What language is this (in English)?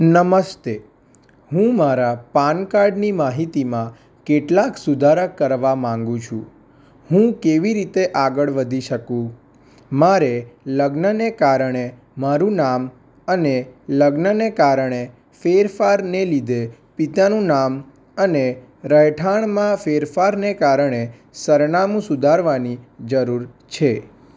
Gujarati